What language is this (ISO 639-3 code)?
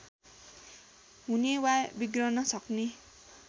nep